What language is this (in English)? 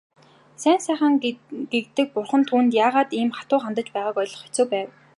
Mongolian